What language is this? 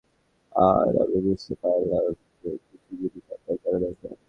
Bangla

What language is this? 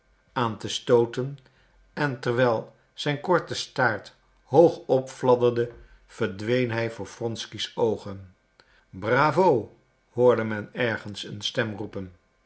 Dutch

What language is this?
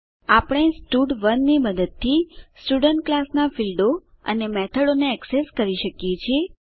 Gujarati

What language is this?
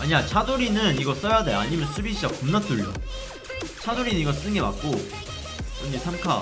Korean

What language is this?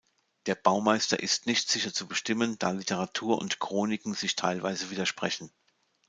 German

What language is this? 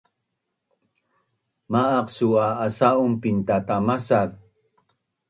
Bunun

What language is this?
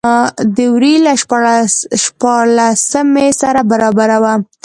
Pashto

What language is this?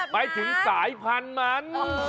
Thai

